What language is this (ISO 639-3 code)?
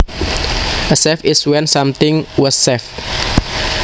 jav